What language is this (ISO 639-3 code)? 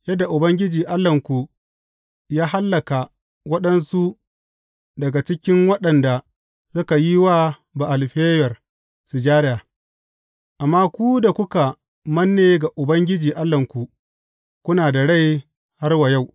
hau